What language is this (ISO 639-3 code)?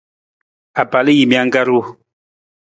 nmz